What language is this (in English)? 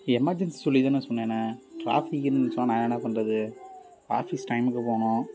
Tamil